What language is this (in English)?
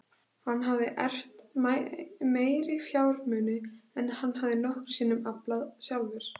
Icelandic